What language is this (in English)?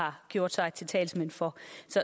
Danish